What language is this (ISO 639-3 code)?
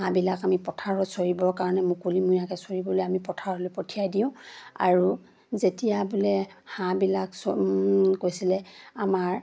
asm